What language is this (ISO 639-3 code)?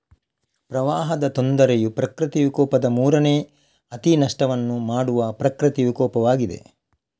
kan